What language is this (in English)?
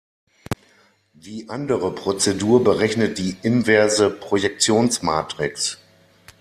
German